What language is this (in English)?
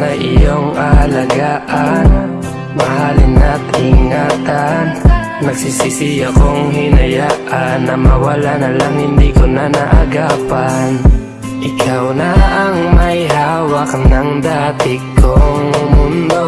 Korean